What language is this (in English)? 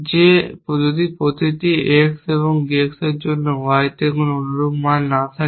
Bangla